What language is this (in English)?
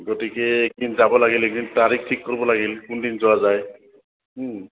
Assamese